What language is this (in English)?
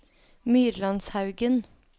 Norwegian